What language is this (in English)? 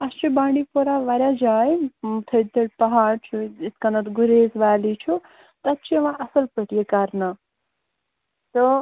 Kashmiri